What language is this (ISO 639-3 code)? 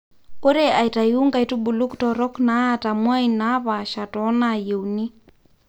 mas